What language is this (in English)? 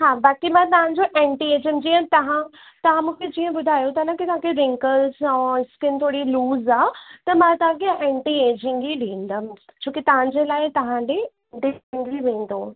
Sindhi